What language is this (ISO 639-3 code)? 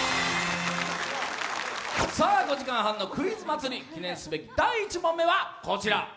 jpn